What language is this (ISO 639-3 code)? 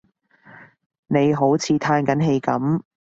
yue